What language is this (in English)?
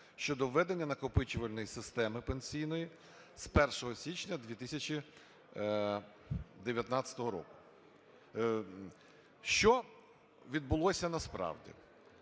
Ukrainian